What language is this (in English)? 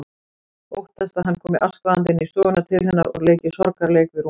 Icelandic